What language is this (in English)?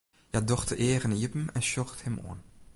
Western Frisian